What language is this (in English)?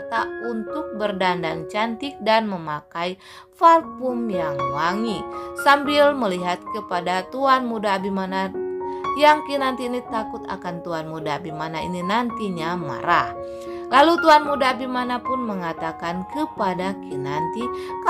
Indonesian